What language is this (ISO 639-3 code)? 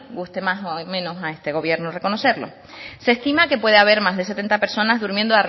spa